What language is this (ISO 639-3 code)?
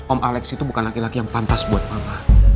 ind